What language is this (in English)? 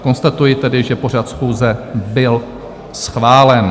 Czech